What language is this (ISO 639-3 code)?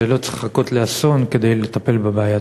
heb